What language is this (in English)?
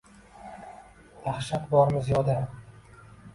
Uzbek